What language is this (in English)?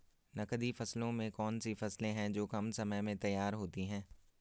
Hindi